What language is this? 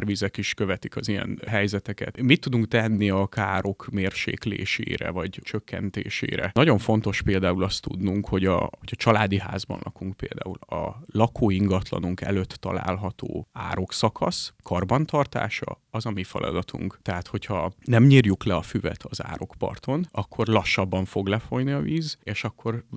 Hungarian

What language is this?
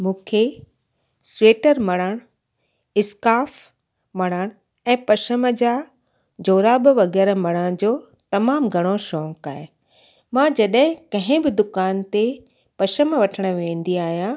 Sindhi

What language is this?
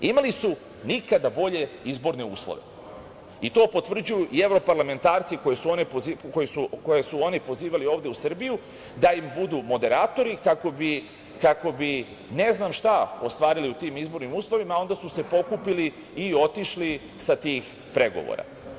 Serbian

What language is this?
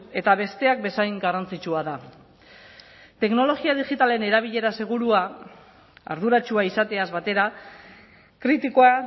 Basque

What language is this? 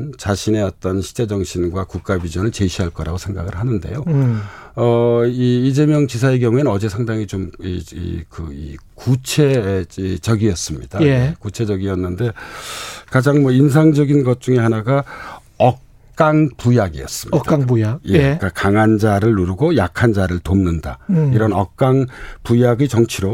Korean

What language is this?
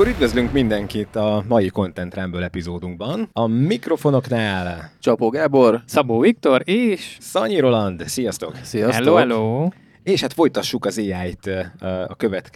Hungarian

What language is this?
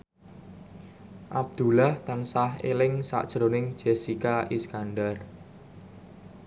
Javanese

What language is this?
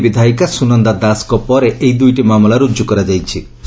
Odia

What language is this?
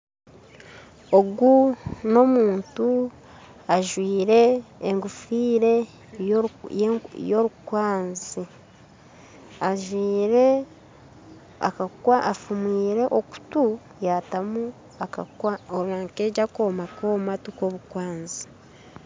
Nyankole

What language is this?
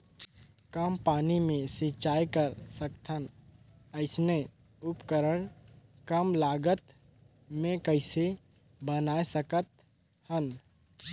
Chhattisgarhi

